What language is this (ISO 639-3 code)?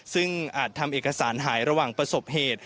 tha